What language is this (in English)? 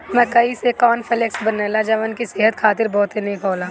Bhojpuri